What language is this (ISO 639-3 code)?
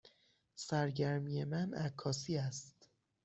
fas